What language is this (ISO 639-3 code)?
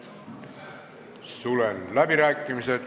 est